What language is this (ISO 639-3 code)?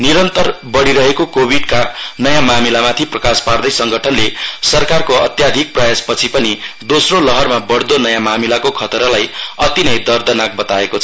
nep